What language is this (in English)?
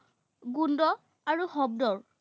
Assamese